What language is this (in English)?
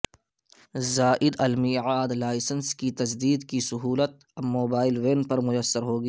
Urdu